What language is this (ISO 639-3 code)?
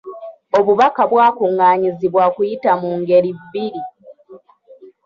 lug